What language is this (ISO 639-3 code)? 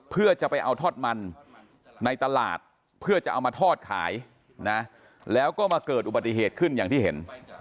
tha